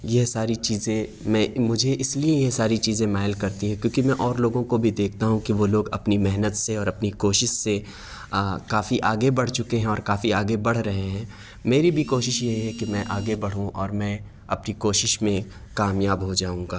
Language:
Urdu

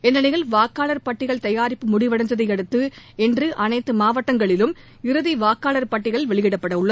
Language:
Tamil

